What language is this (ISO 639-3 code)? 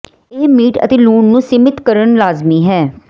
pan